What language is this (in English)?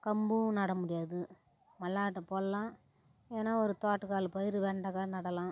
Tamil